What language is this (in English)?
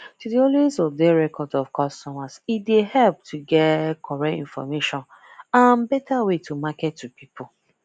Nigerian Pidgin